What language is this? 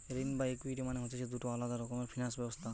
Bangla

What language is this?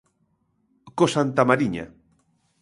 Galician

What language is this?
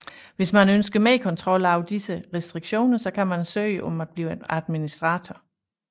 Danish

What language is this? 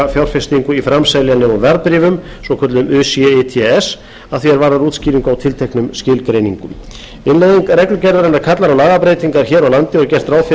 Icelandic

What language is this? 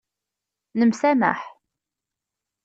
Kabyle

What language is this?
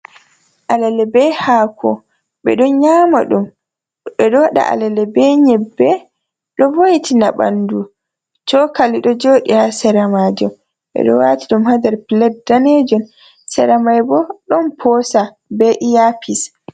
Fula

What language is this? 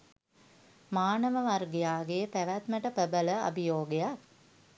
Sinhala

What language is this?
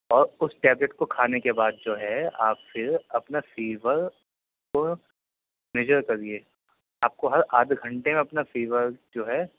Urdu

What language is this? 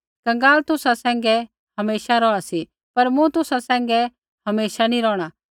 Kullu Pahari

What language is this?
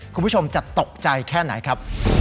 Thai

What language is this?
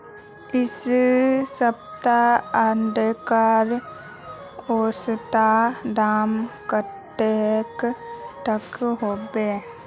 Magahi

